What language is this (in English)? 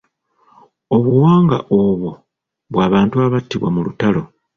Ganda